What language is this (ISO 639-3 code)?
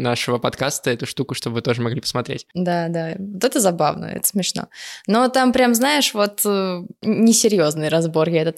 rus